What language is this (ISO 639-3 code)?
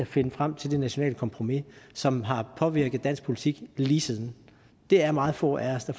dan